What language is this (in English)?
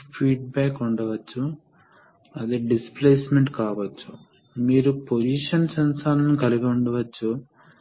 Telugu